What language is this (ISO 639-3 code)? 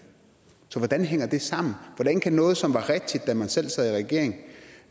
dan